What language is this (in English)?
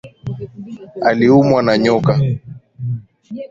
Swahili